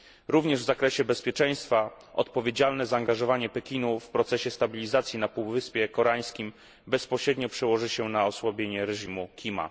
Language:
Polish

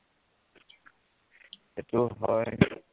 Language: Assamese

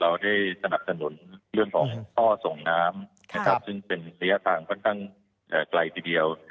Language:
Thai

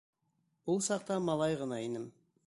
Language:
Bashkir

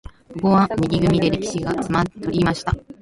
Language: Japanese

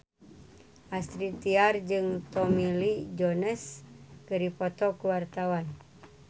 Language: Sundanese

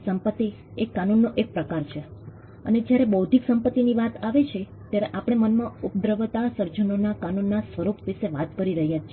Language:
Gujarati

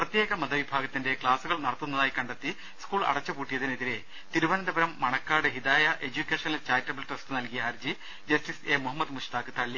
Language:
Malayalam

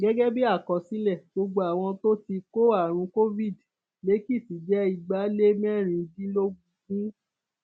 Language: Yoruba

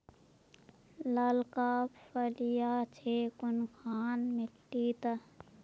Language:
Magahi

